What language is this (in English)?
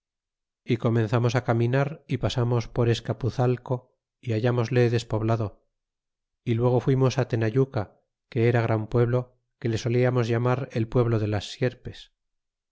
Spanish